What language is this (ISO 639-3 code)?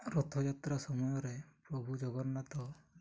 ori